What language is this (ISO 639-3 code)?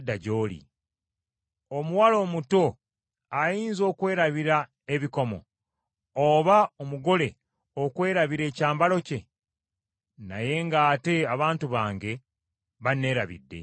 lug